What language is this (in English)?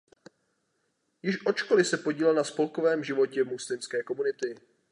Czech